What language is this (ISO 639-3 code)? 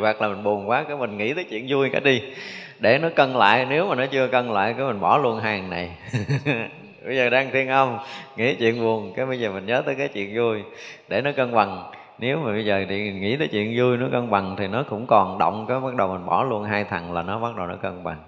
vie